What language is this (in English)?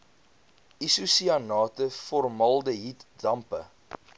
Afrikaans